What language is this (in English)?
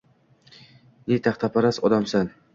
Uzbek